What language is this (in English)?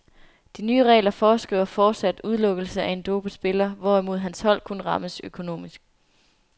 Danish